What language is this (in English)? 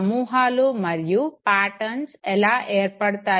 Telugu